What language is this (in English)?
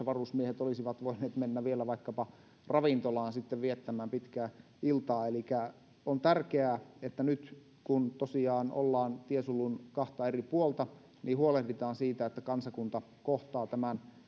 Finnish